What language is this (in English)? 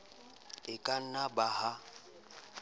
Southern Sotho